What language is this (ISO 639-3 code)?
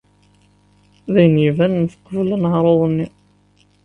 kab